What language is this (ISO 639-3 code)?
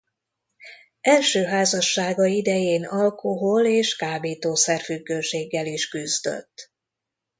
hun